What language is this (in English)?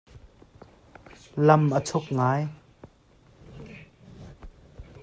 Hakha Chin